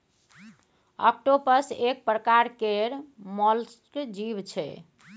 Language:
Maithili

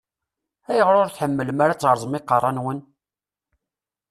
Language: Kabyle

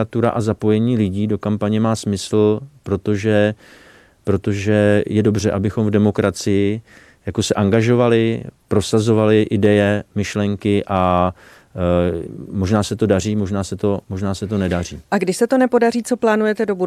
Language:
Czech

